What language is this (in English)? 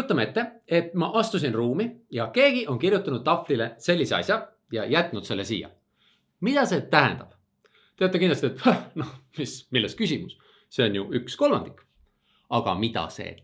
Estonian